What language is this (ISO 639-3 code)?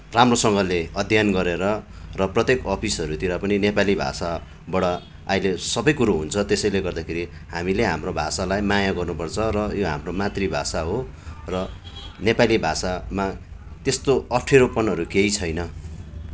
nep